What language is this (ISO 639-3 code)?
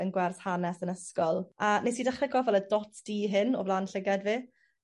cym